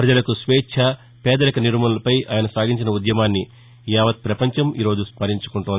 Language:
Telugu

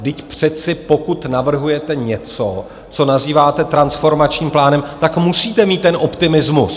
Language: Czech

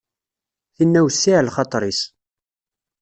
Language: Kabyle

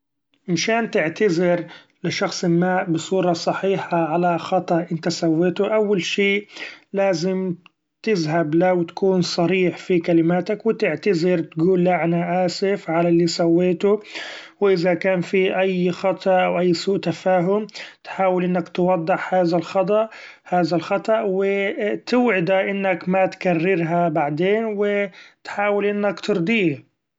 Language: Gulf Arabic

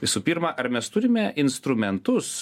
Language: Lithuanian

